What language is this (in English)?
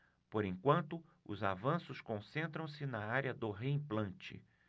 Portuguese